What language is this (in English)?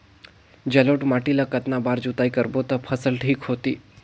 Chhattisgarhi